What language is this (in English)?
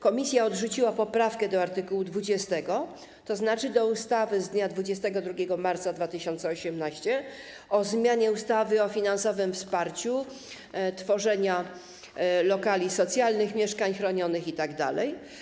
Polish